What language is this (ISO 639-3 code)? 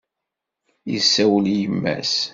kab